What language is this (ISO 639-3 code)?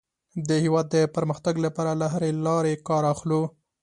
pus